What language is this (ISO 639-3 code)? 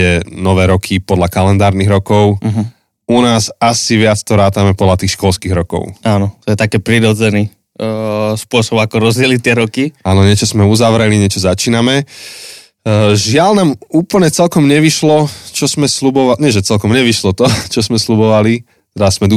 slk